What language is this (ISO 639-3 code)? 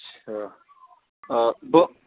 urd